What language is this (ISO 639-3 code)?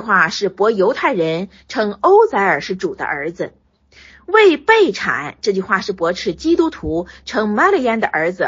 zho